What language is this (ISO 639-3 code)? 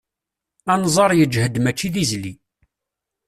kab